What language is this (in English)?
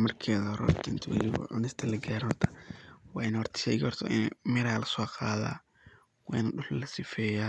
Somali